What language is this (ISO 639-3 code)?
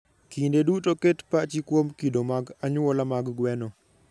luo